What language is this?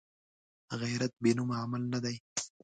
Pashto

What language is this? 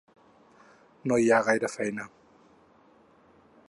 Catalan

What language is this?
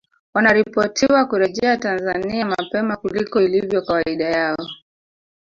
Swahili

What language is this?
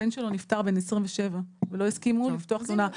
Hebrew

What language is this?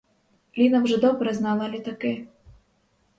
Ukrainian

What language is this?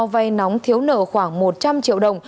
Vietnamese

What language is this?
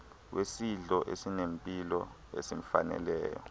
Xhosa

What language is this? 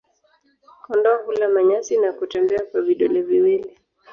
Swahili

